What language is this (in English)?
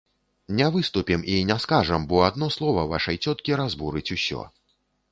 Belarusian